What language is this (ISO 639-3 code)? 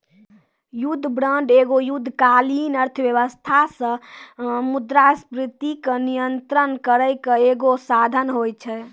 mai